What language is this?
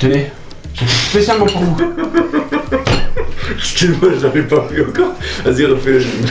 French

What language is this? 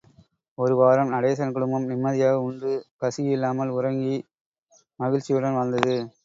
Tamil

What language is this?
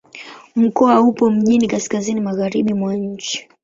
Swahili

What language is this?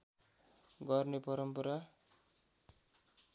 Nepali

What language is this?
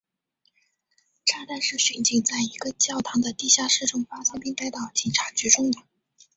Chinese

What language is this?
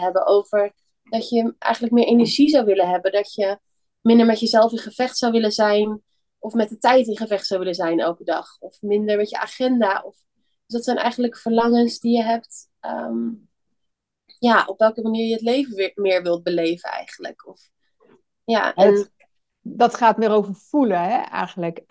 Dutch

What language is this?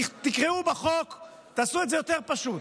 Hebrew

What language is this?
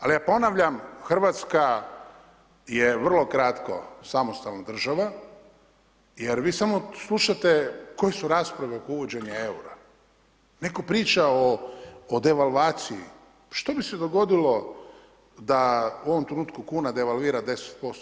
Croatian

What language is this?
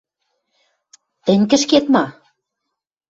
Western Mari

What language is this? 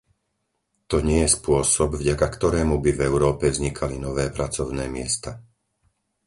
Slovak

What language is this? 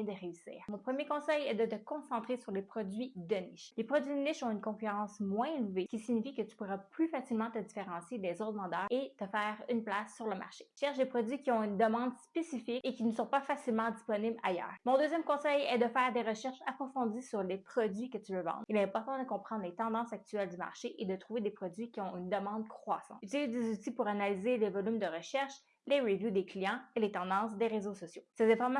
French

